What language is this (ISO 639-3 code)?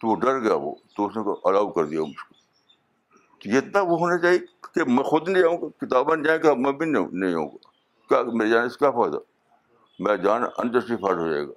urd